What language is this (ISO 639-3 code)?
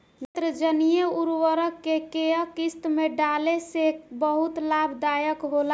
bho